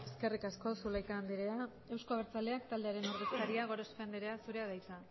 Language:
Basque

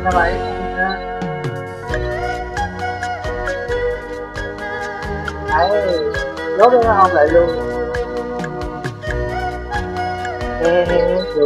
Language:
Vietnamese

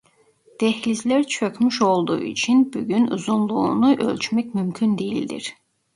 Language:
Turkish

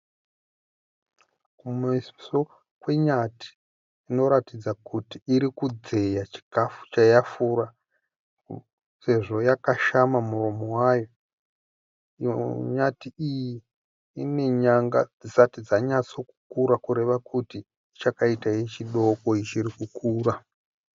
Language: Shona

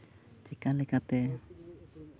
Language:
Santali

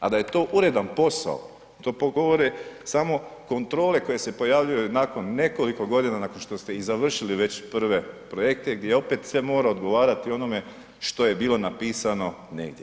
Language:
Croatian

